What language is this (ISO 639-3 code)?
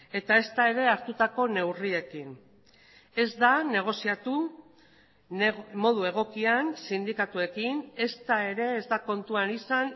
eus